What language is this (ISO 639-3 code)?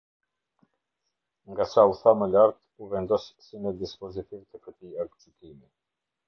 sqi